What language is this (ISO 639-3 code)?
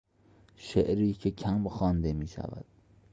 fas